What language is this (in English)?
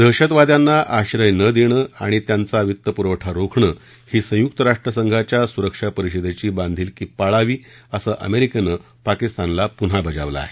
Marathi